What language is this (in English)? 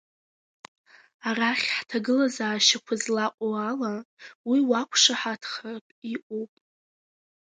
Abkhazian